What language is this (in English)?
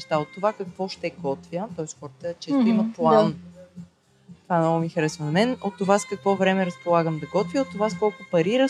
Bulgarian